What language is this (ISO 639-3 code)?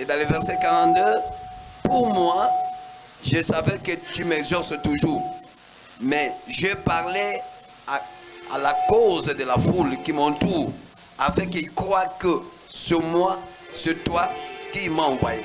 fra